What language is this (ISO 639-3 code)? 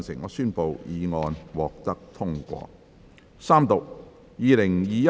yue